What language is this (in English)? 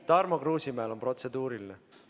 Estonian